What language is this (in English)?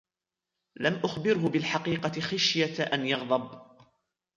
Arabic